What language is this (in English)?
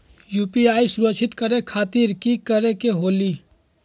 Magahi